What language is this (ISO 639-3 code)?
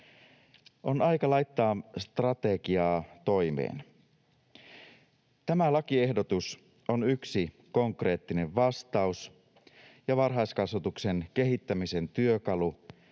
fin